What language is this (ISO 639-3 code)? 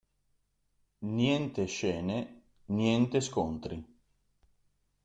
ita